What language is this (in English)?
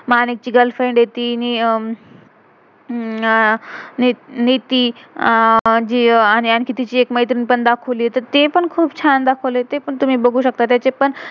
Marathi